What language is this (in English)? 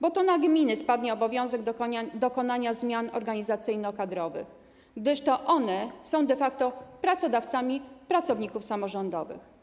Polish